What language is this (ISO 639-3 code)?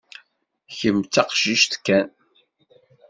kab